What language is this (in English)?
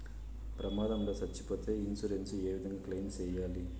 Telugu